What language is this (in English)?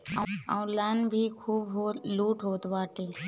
Bhojpuri